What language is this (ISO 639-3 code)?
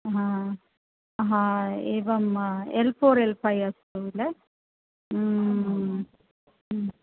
san